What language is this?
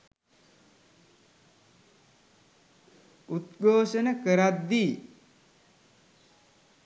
Sinhala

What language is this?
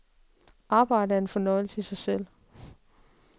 Danish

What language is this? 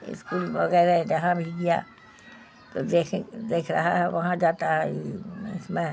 Urdu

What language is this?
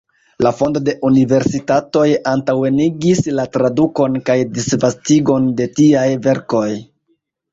Esperanto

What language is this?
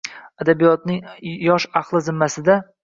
Uzbek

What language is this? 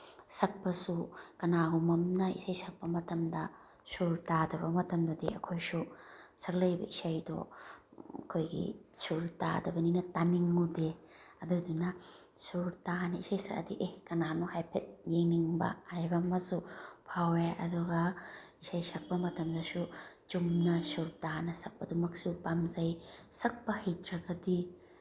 Manipuri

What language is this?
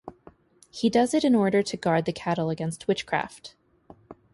English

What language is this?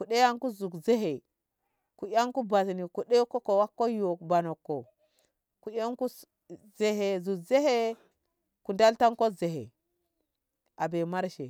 Ngamo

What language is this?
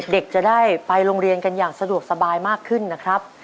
Thai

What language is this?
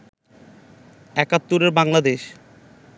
Bangla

